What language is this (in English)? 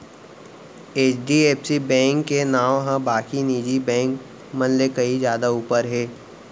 Chhattisgarhi